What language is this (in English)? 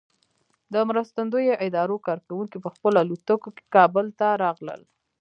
Pashto